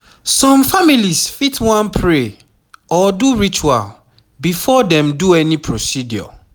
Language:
Nigerian Pidgin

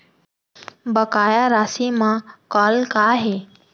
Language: Chhattisgarhi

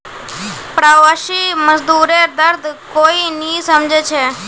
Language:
Magahi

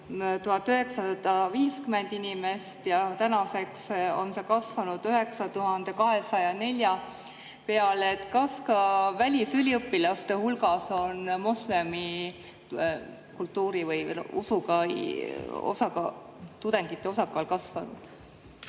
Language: Estonian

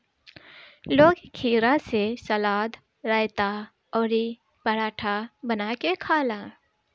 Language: Bhojpuri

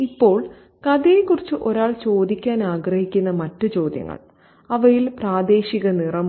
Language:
Malayalam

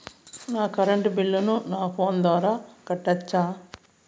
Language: Telugu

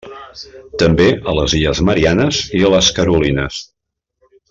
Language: Catalan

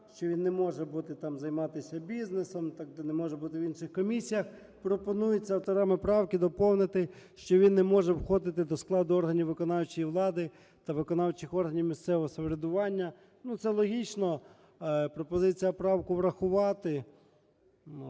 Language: Ukrainian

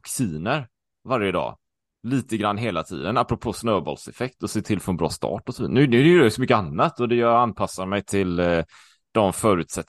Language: Swedish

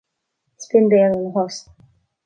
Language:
Irish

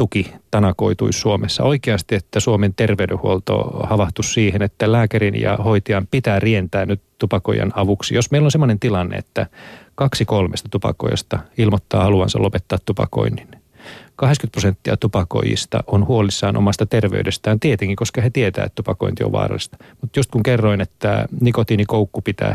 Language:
Finnish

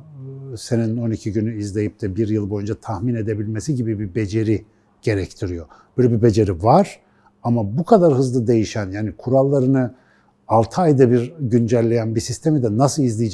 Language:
Turkish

